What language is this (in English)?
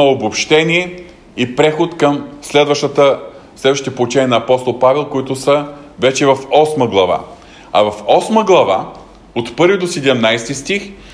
Bulgarian